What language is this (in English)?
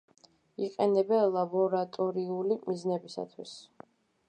Georgian